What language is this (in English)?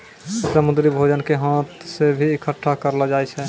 Maithili